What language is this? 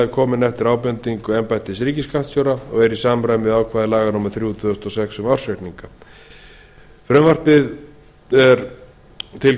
Icelandic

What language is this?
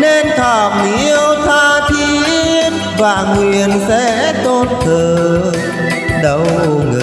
Vietnamese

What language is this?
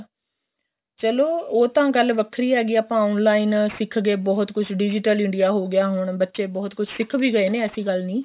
Punjabi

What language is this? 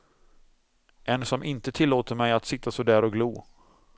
Swedish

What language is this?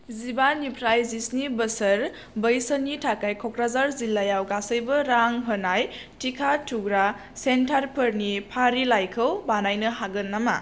Bodo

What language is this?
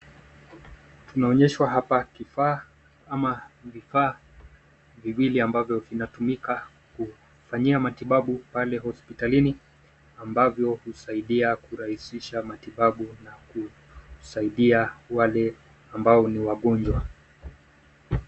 Swahili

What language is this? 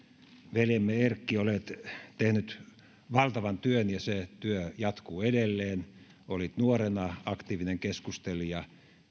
Finnish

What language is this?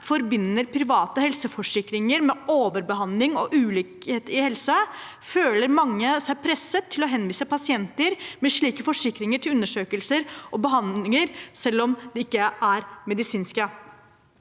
Norwegian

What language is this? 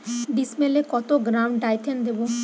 Bangla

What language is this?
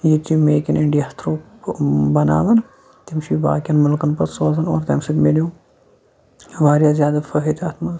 Kashmiri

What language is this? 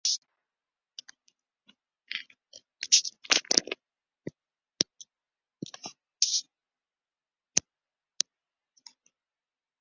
Western Frisian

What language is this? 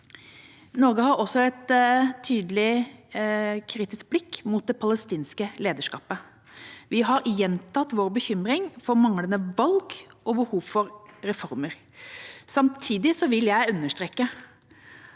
Norwegian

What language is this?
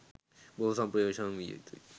Sinhala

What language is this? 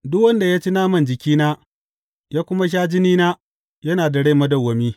Hausa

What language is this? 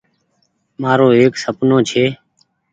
Goaria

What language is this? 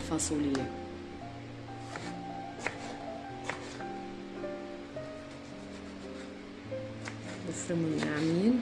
Arabic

